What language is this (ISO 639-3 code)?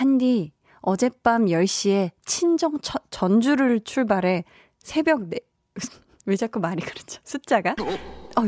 kor